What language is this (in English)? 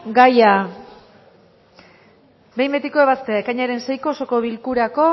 Basque